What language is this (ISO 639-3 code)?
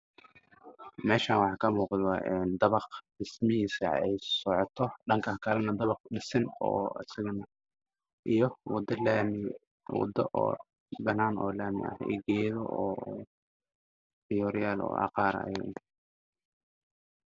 som